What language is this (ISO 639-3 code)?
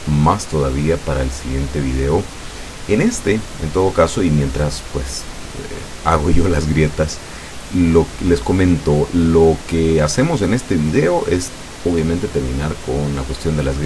spa